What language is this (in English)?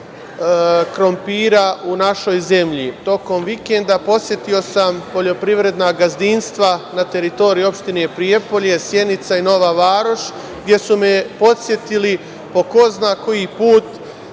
Serbian